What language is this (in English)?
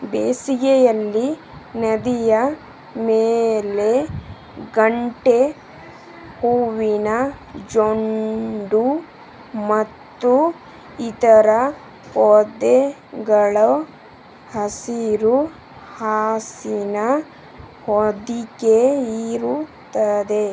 Kannada